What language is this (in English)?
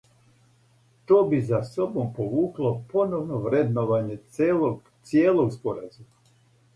Serbian